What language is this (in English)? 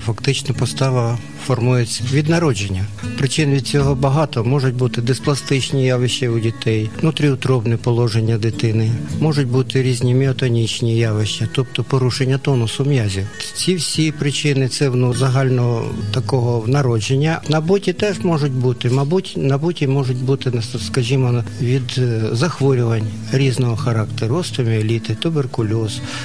Ukrainian